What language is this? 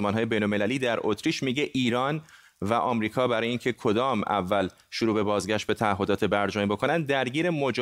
Persian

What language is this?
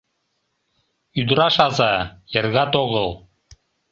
Mari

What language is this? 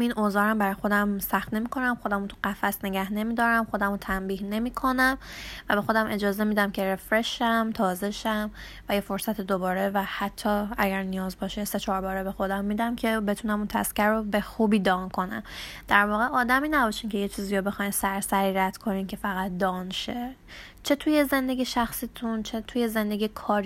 Persian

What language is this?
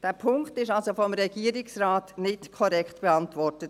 Swiss German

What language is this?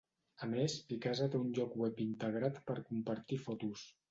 Catalan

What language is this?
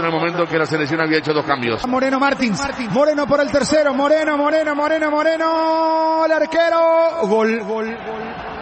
Spanish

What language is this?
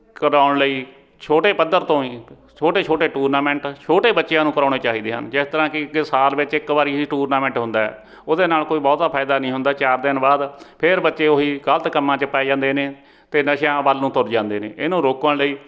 Punjabi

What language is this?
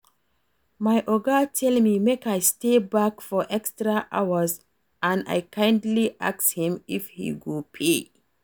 Nigerian Pidgin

